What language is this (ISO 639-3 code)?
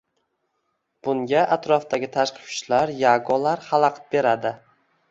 uzb